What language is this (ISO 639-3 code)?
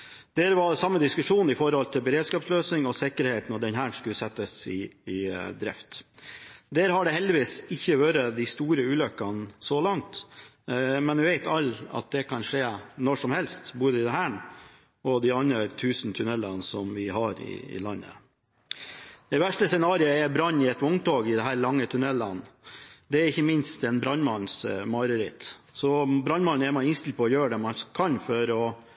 nob